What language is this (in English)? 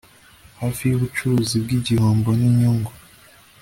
Kinyarwanda